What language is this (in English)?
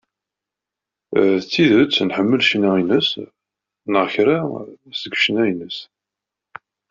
Kabyle